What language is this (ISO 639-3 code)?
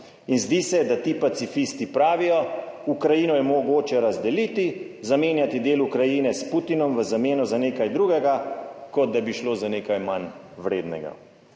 slv